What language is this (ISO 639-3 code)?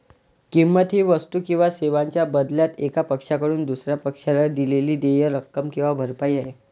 mar